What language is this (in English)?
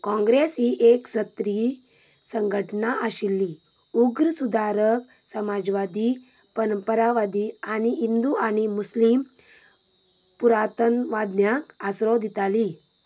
Konkani